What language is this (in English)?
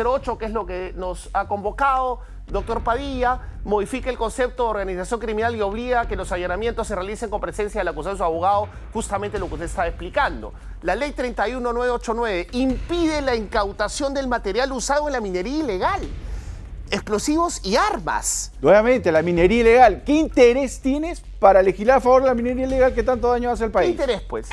Spanish